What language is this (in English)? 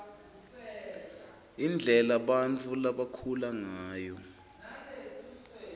Swati